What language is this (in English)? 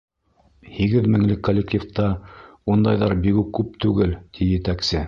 Bashkir